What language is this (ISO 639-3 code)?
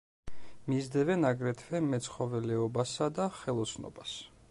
kat